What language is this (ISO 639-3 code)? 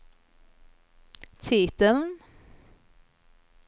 swe